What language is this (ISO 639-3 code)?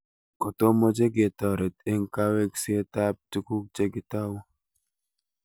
kln